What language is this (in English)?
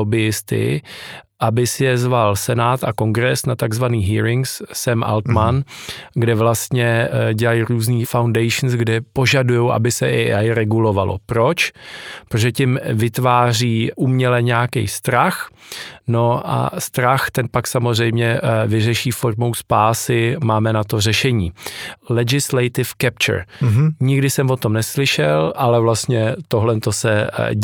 Czech